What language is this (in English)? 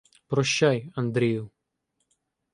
Ukrainian